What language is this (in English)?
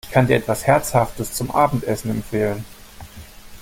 German